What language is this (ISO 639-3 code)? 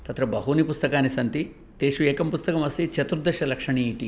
san